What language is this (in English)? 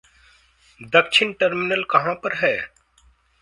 Hindi